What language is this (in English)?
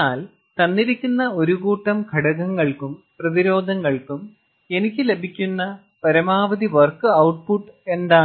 Malayalam